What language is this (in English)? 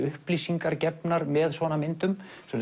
Icelandic